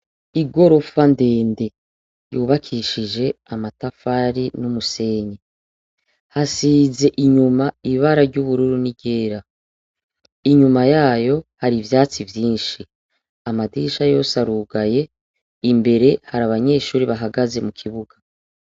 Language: Rundi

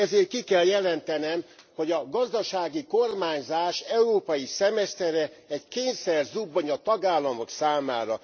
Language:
Hungarian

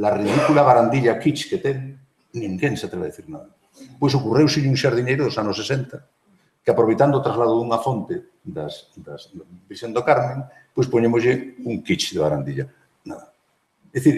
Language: Spanish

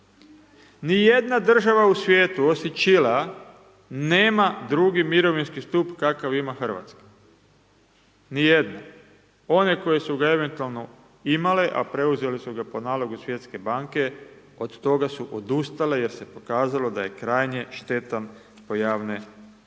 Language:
Croatian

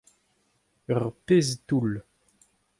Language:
Breton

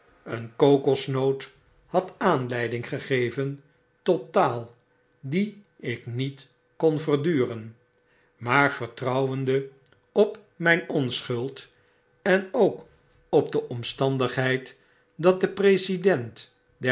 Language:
Dutch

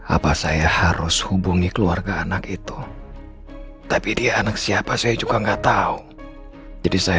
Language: Indonesian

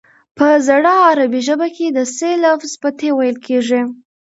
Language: Pashto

